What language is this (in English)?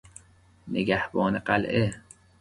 Persian